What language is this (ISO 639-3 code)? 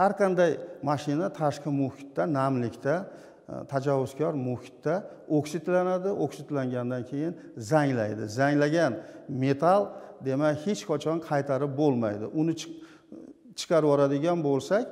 tur